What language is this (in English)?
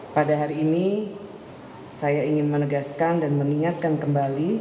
Indonesian